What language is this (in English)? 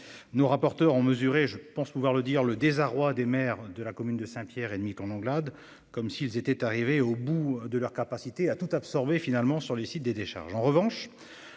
French